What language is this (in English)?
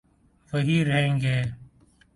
Urdu